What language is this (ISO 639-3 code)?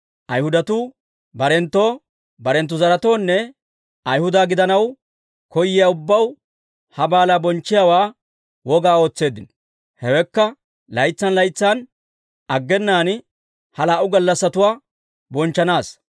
dwr